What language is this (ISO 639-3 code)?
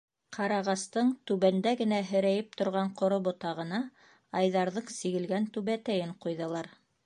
bak